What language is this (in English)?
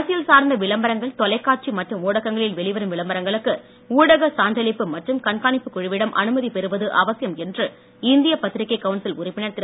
Tamil